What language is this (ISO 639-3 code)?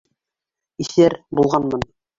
bak